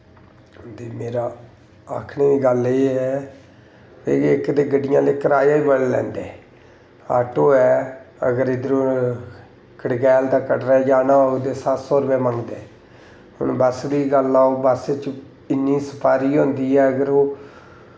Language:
Dogri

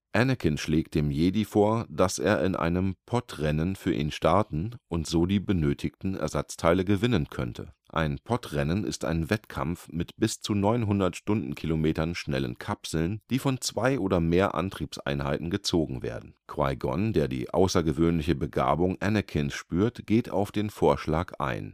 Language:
German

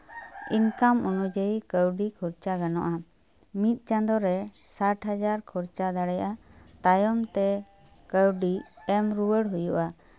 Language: Santali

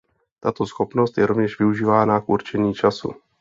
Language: Czech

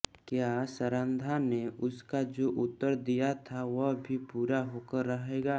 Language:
Hindi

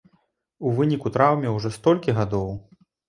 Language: Belarusian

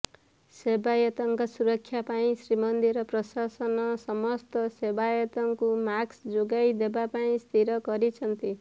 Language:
Odia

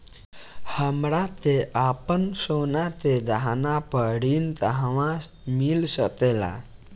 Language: Bhojpuri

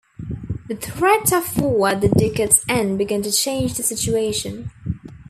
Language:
English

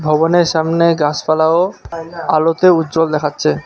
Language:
Bangla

